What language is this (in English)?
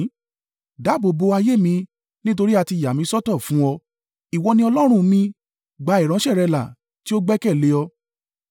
Yoruba